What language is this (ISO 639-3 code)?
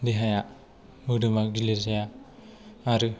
brx